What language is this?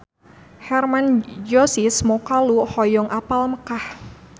Sundanese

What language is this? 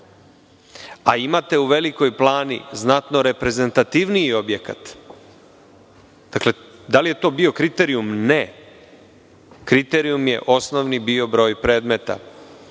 Serbian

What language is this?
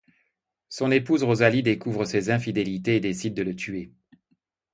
French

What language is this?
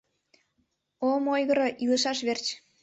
Mari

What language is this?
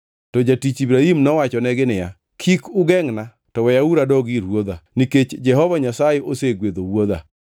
Luo (Kenya and Tanzania)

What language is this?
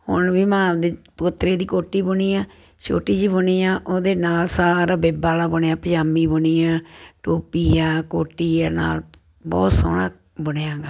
Punjabi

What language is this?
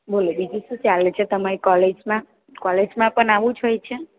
Gujarati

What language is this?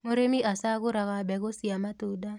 Kikuyu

